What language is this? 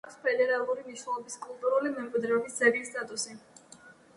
Georgian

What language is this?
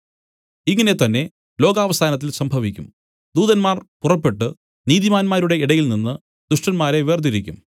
Malayalam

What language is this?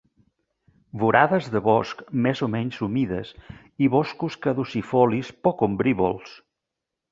Catalan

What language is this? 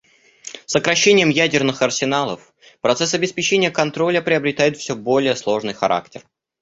Russian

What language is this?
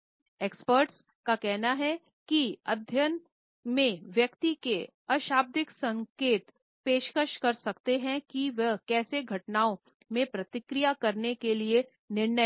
Hindi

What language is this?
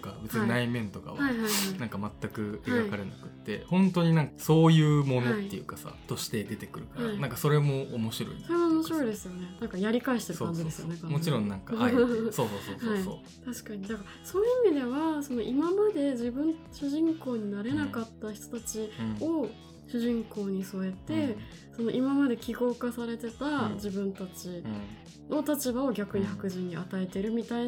Japanese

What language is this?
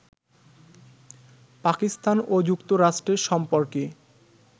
Bangla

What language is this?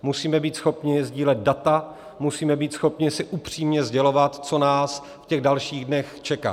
Czech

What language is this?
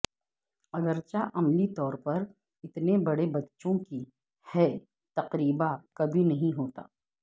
Urdu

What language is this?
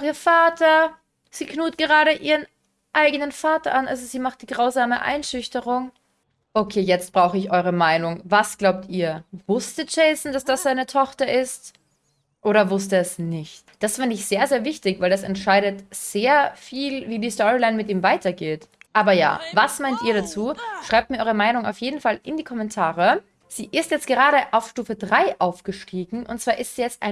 German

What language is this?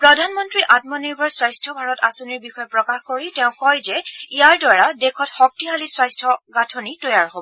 Assamese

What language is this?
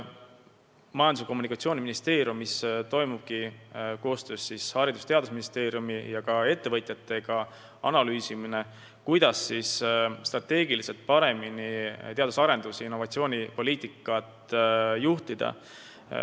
Estonian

